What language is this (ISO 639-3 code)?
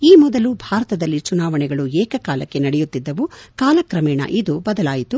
kan